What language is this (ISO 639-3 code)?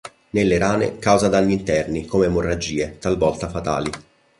ita